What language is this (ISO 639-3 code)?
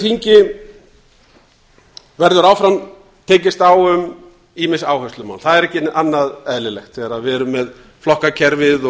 isl